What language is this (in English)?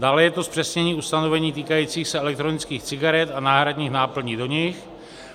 Czech